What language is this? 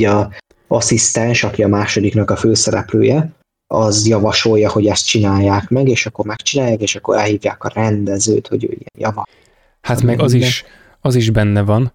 Hungarian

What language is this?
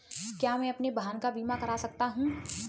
Hindi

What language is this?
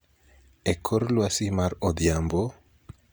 Luo (Kenya and Tanzania)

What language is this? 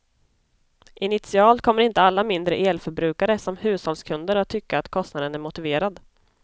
Swedish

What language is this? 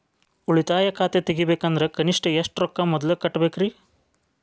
Kannada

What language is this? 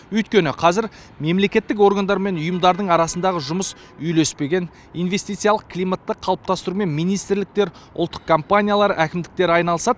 Kazakh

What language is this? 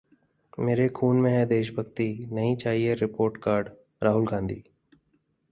Hindi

